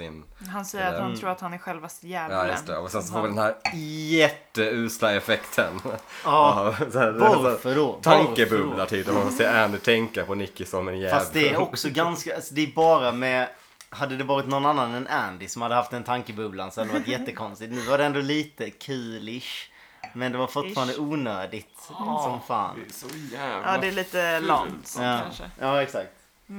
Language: Swedish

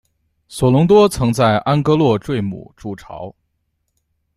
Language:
Chinese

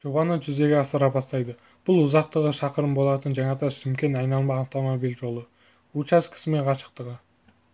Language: Kazakh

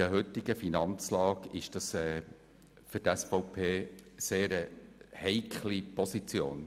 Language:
Swiss German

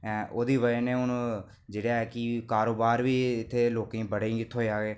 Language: Dogri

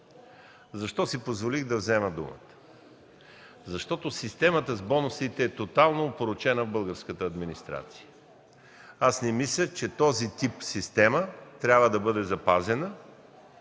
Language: Bulgarian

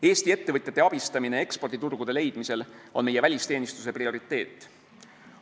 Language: Estonian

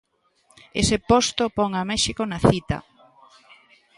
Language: Galician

